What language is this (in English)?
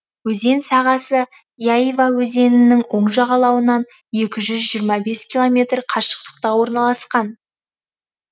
Kazakh